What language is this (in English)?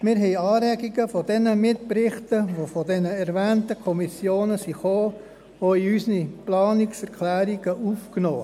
Swiss German